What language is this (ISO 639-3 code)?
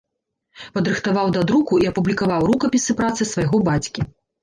bel